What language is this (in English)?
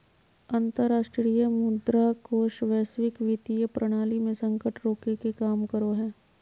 Magahi